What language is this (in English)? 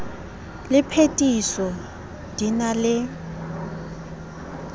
Southern Sotho